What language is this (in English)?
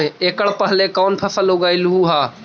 Magahi